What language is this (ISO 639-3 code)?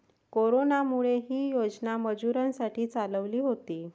mar